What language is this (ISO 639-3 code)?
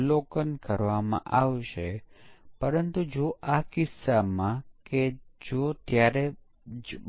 guj